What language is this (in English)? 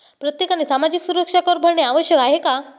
Marathi